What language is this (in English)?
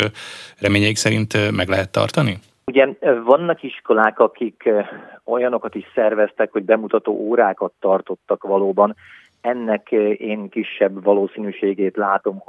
Hungarian